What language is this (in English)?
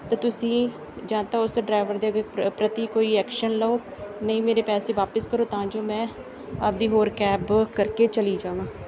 Punjabi